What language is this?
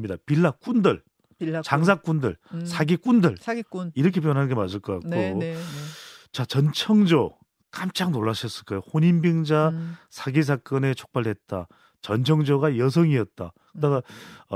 Korean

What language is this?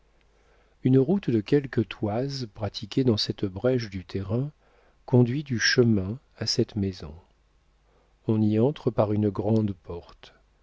French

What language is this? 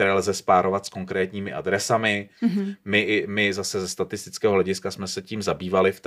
Czech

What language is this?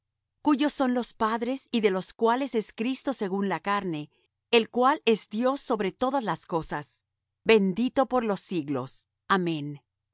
Spanish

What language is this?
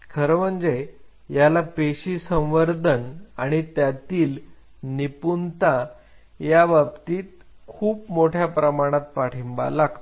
Marathi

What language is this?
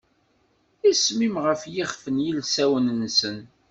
Kabyle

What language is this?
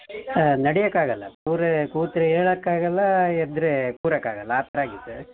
Kannada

